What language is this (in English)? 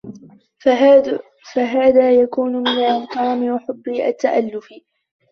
Arabic